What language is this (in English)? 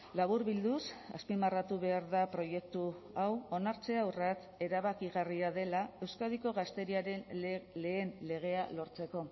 Basque